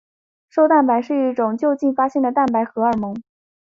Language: Chinese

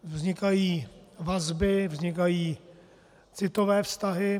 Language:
Czech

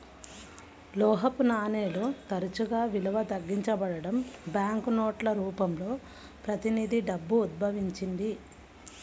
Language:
Telugu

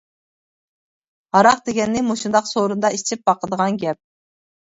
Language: Uyghur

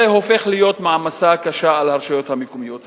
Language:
Hebrew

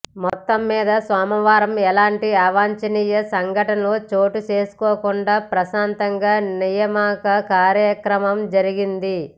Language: Telugu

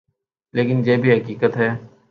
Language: Urdu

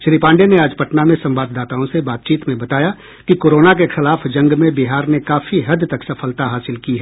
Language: Hindi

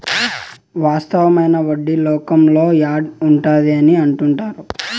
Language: Telugu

